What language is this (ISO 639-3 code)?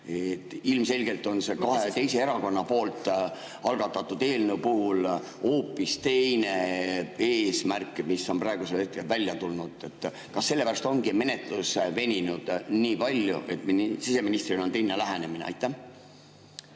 est